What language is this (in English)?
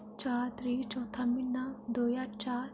Dogri